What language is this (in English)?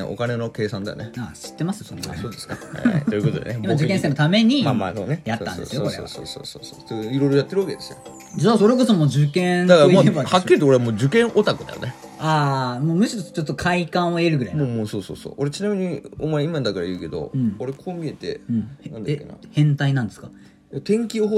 Japanese